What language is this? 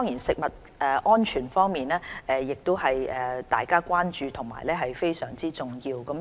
Cantonese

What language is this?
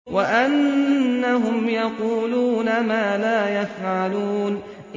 Arabic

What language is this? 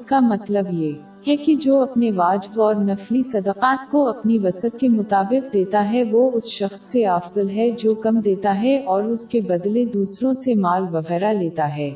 Urdu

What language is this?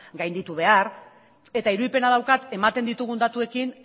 Basque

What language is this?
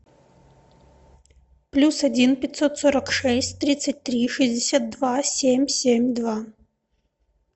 Russian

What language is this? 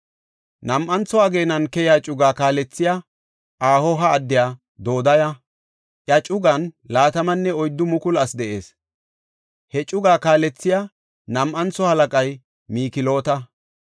Gofa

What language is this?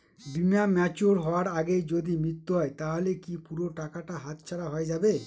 Bangla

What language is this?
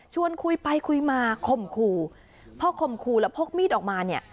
Thai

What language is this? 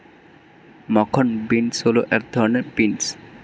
Bangla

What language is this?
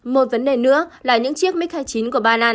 Vietnamese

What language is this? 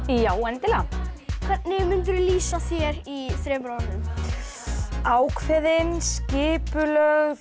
Icelandic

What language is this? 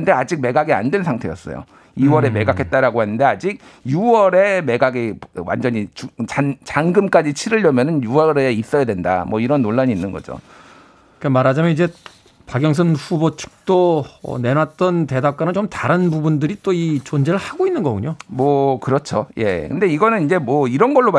Korean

